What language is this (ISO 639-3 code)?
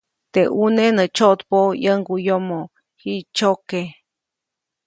zoc